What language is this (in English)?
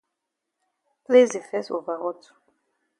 Cameroon Pidgin